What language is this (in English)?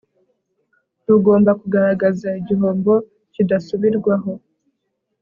Kinyarwanda